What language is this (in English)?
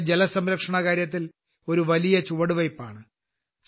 Malayalam